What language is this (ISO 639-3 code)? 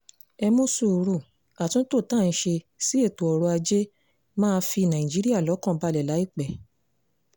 yor